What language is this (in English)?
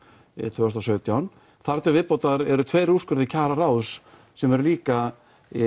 Icelandic